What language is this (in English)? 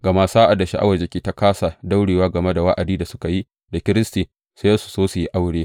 Hausa